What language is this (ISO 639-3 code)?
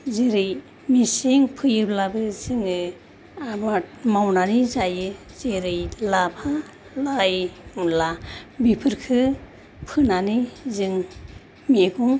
brx